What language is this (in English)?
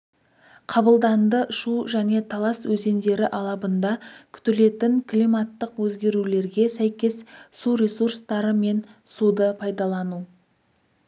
Kazakh